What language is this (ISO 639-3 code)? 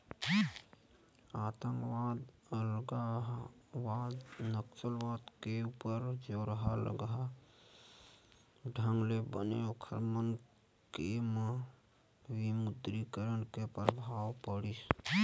hne